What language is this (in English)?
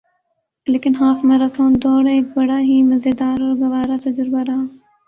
Urdu